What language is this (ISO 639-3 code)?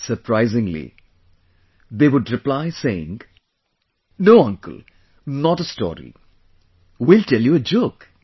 eng